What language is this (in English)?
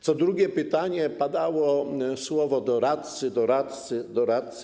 Polish